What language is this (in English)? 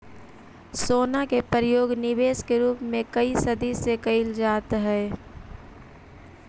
Magahi